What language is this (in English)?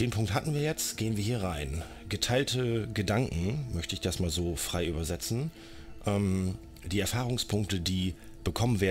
German